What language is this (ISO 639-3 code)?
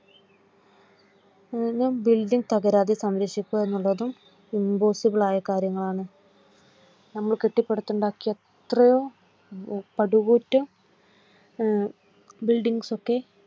mal